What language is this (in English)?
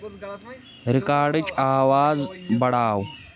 Kashmiri